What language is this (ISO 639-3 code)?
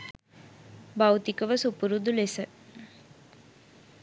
sin